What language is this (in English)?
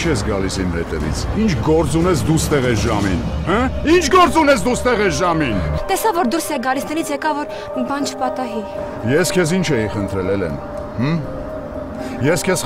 Romanian